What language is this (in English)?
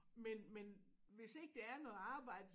Danish